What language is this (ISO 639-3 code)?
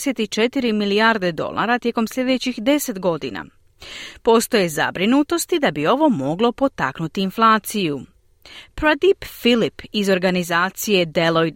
hrv